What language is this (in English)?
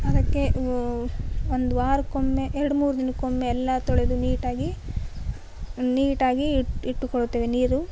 Kannada